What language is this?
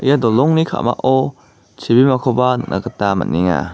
Garo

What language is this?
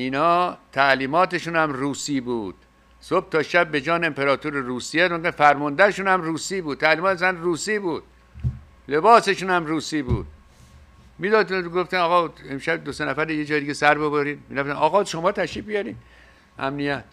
Persian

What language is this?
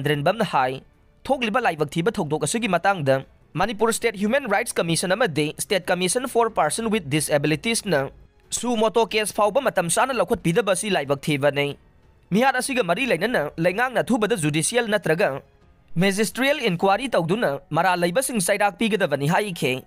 Filipino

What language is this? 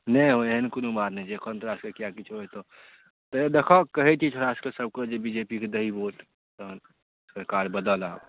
Maithili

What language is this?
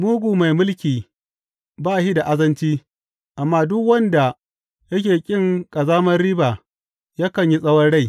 Hausa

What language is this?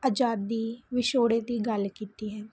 Punjabi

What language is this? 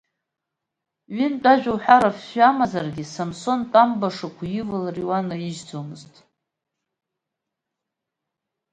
Abkhazian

